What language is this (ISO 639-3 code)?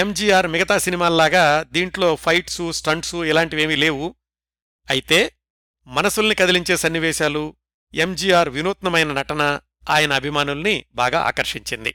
tel